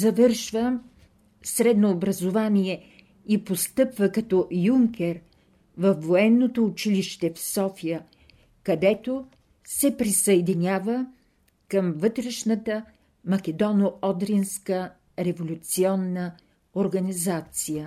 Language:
Bulgarian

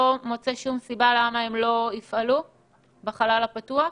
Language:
Hebrew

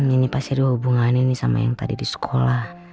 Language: Indonesian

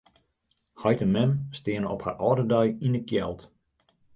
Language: Western Frisian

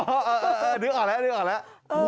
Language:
Thai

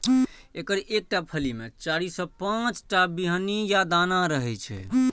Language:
Maithili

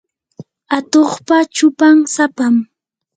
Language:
Yanahuanca Pasco Quechua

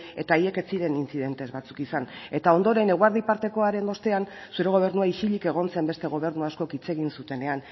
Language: Basque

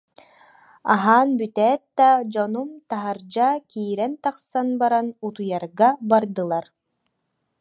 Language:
Yakut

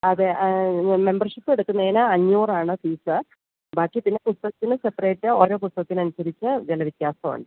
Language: Malayalam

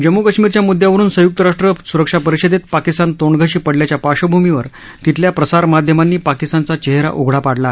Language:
Marathi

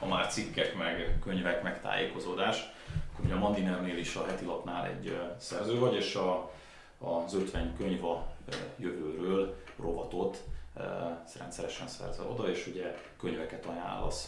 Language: Hungarian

